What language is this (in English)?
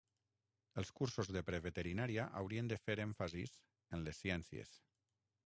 Catalan